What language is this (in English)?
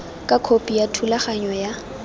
Tswana